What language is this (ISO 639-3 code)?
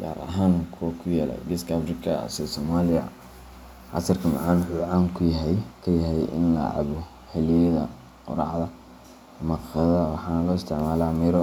som